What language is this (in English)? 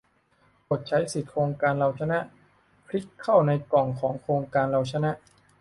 Thai